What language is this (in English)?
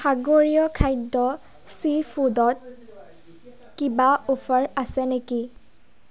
Assamese